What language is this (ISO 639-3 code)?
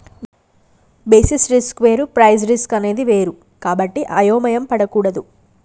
tel